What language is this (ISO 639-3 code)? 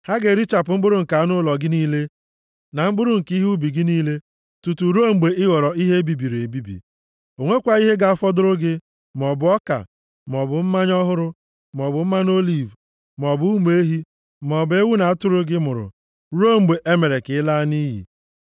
ibo